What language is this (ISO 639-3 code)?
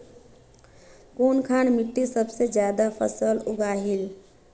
mag